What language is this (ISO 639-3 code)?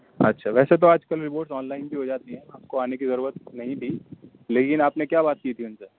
urd